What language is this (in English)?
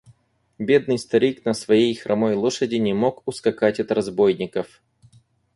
Russian